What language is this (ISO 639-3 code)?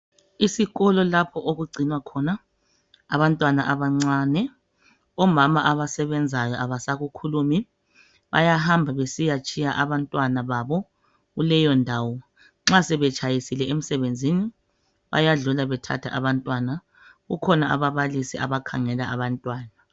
nde